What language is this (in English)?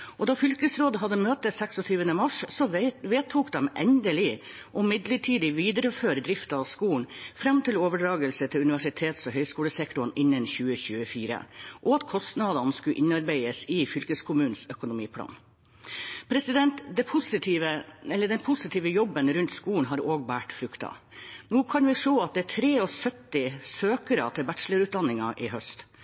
Norwegian Bokmål